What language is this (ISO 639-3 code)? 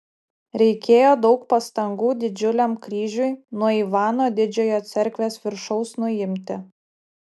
lit